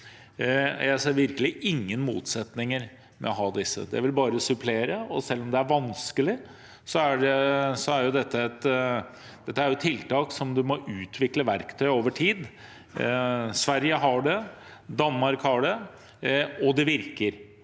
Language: Norwegian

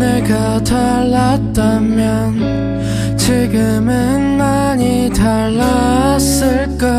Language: Korean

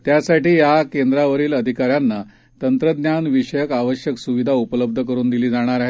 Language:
Marathi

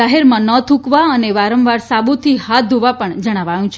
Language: Gujarati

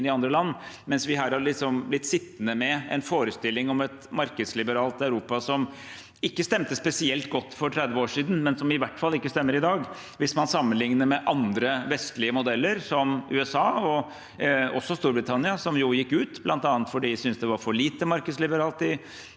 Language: Norwegian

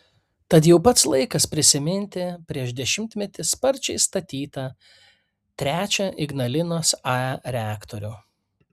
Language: Lithuanian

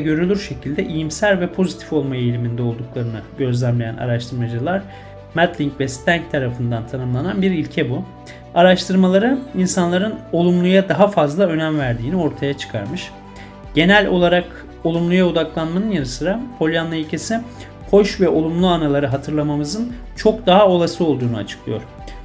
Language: Turkish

